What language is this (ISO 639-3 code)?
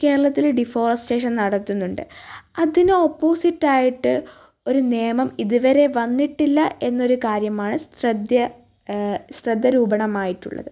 mal